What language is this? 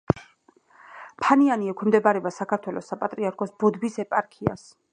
Georgian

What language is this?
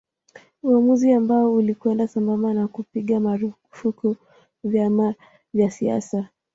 Swahili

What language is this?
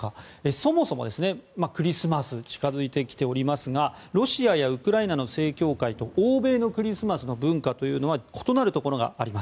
Japanese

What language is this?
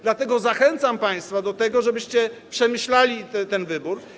Polish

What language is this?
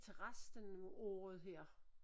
Danish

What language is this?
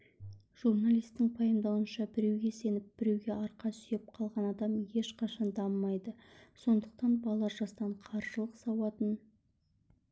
Kazakh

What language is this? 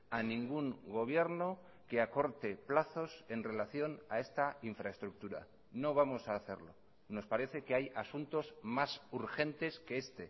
Spanish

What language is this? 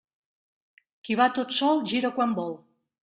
Catalan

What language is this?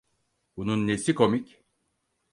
Turkish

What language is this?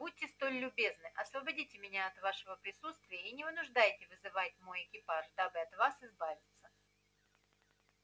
Russian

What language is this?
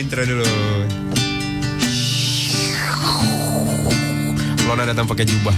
Indonesian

